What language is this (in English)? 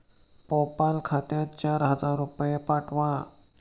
Marathi